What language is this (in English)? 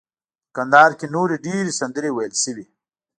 Pashto